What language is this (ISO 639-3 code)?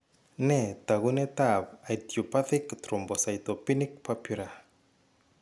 kln